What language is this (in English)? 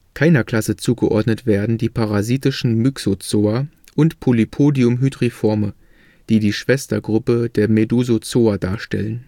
German